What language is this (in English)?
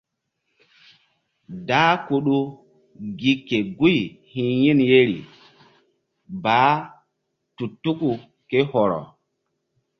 Mbum